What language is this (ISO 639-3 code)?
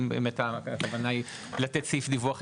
heb